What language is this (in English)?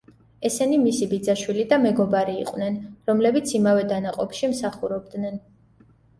Georgian